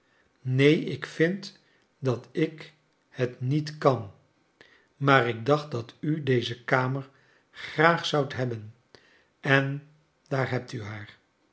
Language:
Dutch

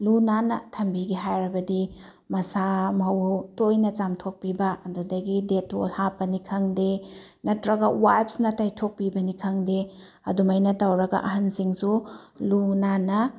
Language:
Manipuri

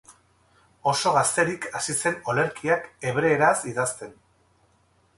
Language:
Basque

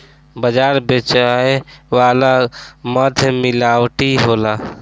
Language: Bhojpuri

